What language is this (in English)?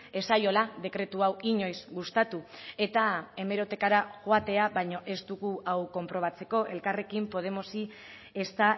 Basque